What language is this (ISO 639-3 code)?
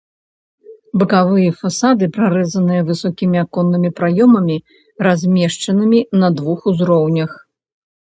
bel